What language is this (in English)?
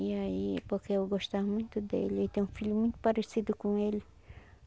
Portuguese